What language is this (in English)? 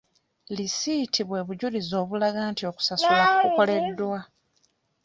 Ganda